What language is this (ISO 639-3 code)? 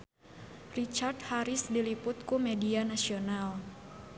sun